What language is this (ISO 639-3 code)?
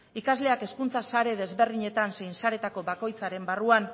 eus